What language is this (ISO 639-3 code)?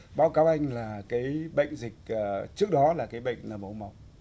vie